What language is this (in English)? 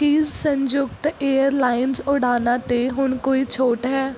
Punjabi